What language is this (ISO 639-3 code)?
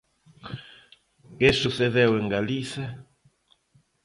glg